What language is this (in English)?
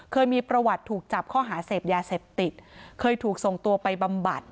Thai